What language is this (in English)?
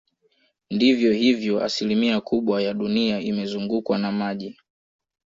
Swahili